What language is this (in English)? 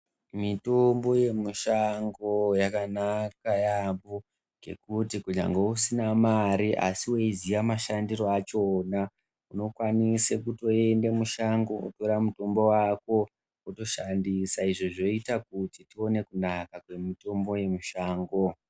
Ndau